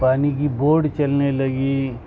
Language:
Urdu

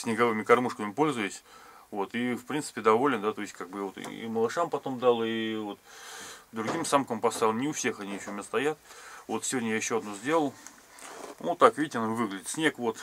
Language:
Russian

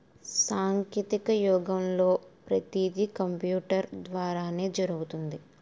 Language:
Telugu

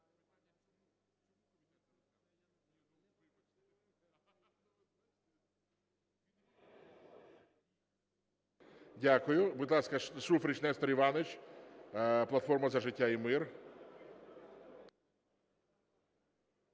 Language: Ukrainian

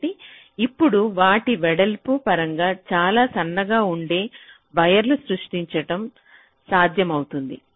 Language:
Telugu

